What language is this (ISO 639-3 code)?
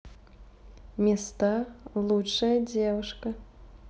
rus